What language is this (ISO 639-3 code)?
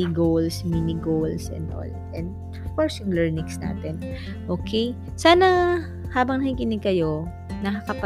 fil